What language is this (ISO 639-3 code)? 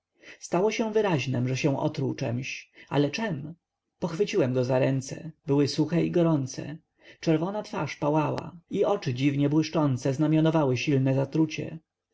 pol